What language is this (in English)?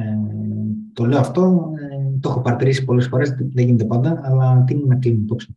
Greek